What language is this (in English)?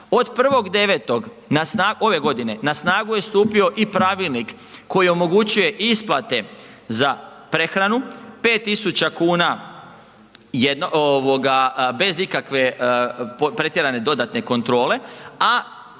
Croatian